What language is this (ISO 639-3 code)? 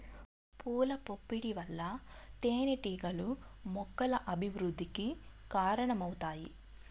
tel